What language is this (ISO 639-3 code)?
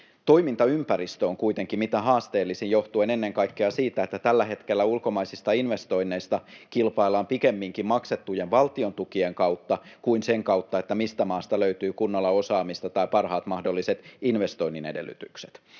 fin